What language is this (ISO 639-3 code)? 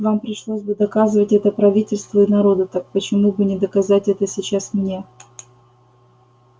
rus